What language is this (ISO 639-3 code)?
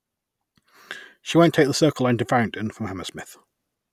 eng